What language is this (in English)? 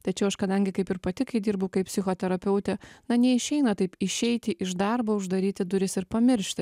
Lithuanian